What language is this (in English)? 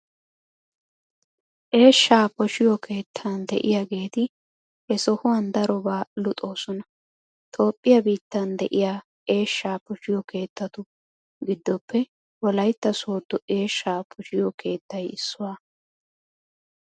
Wolaytta